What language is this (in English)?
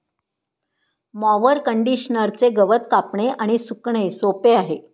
Marathi